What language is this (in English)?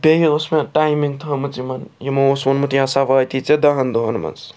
Kashmiri